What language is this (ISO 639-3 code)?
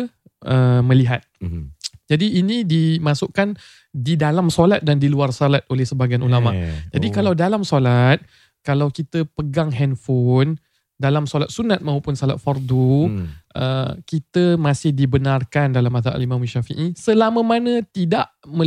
msa